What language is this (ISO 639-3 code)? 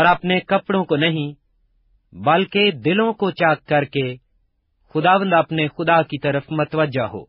urd